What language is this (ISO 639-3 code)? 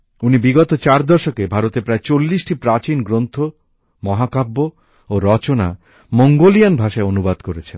ben